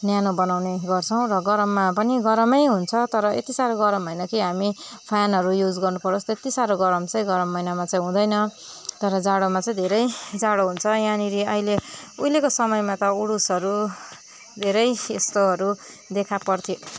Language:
Nepali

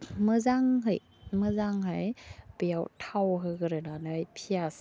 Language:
Bodo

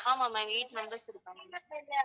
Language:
Tamil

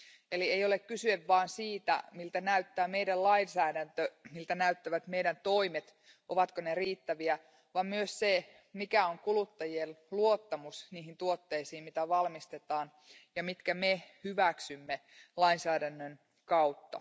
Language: Finnish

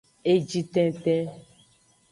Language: Aja (Benin)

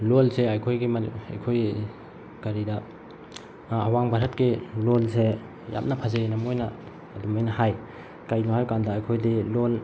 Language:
Manipuri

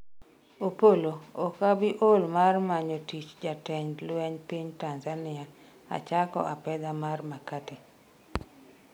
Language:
Luo (Kenya and Tanzania)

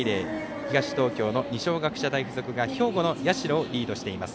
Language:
Japanese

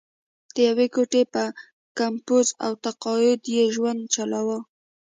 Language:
Pashto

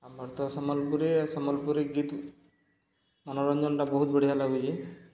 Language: Odia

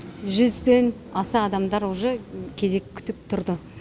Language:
Kazakh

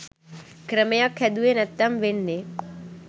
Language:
Sinhala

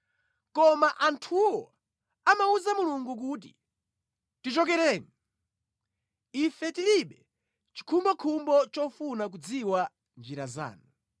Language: Nyanja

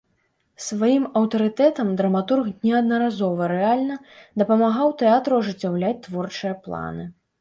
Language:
Belarusian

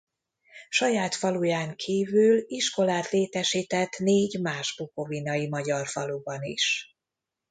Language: Hungarian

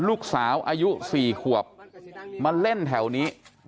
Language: Thai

